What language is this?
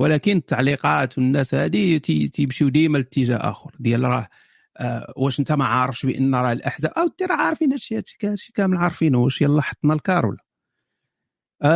Arabic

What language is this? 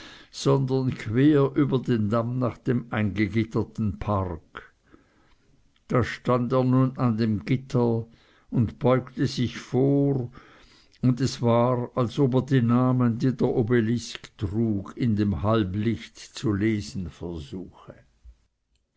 German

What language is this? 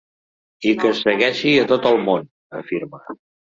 Catalan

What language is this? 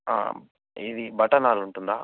Telugu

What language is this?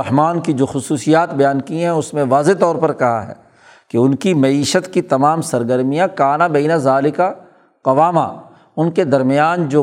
Urdu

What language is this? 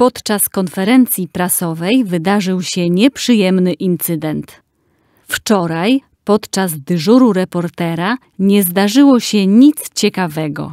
Polish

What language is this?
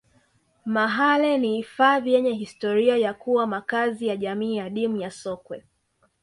Swahili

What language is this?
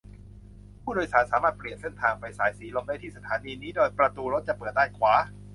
Thai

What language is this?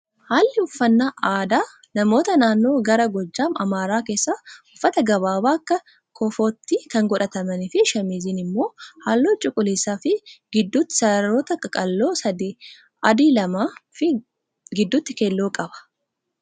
Oromo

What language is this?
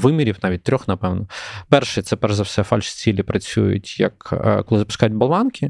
Ukrainian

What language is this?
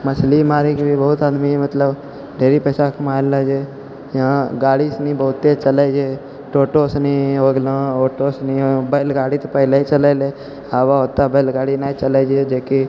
Maithili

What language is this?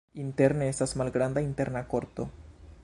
Esperanto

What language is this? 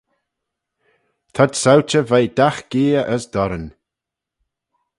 Manx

